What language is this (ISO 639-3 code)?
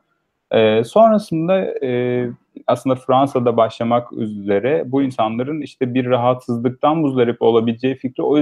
tur